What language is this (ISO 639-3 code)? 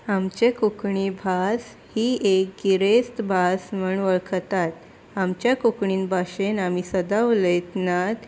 kok